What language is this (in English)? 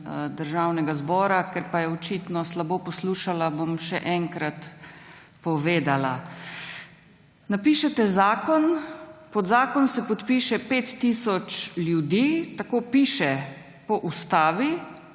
Slovenian